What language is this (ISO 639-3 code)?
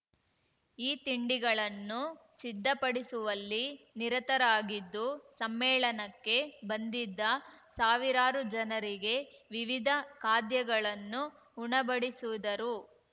kan